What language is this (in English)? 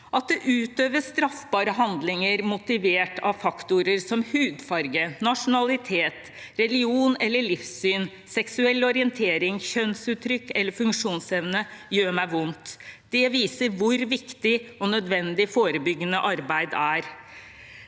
Norwegian